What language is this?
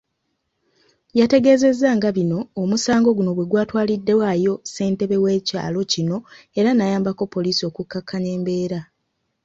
Ganda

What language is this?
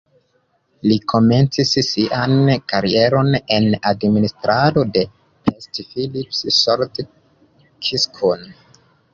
Esperanto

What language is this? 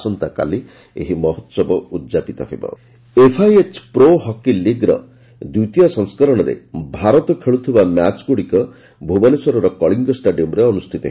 Odia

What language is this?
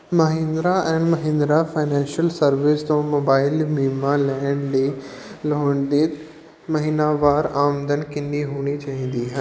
Punjabi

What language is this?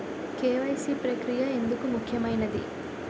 Telugu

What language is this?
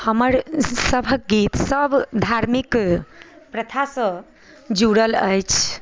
Maithili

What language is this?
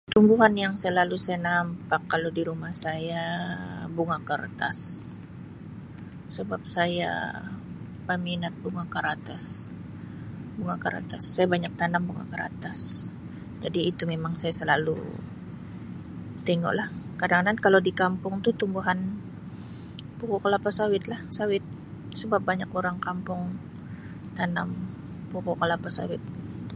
Sabah Malay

